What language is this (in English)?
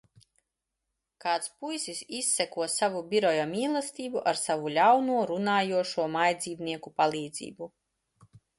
Latvian